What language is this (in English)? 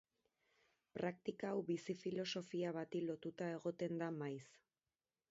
Basque